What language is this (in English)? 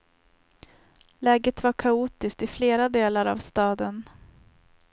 Swedish